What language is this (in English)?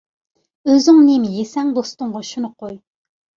Uyghur